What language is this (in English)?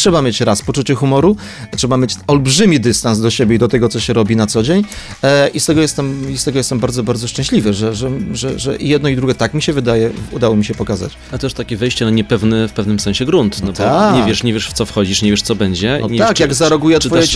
Polish